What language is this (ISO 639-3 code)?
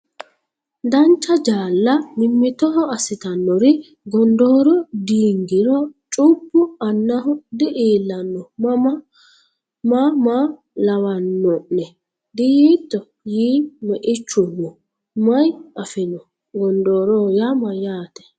sid